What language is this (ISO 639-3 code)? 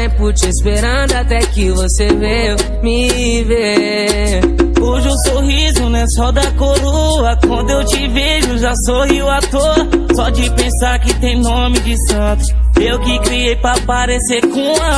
por